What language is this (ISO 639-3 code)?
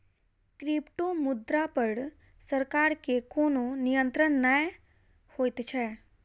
mai